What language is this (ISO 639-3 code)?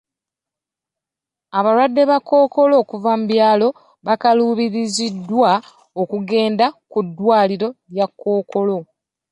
lug